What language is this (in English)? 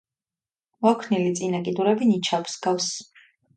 Georgian